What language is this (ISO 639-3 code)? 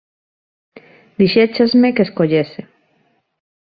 glg